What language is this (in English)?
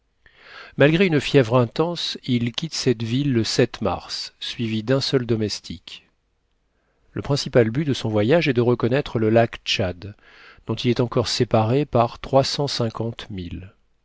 French